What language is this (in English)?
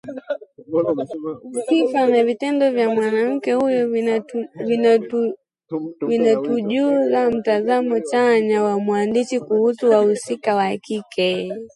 Swahili